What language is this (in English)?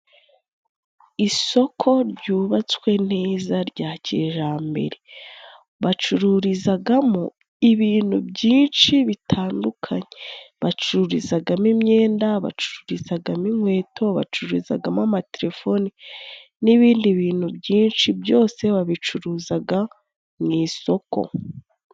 Kinyarwanda